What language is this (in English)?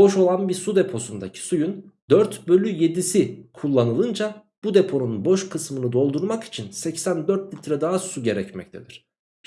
Turkish